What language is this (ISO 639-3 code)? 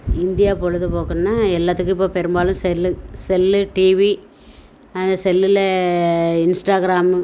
tam